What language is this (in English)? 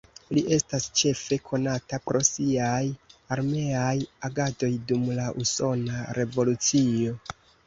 Esperanto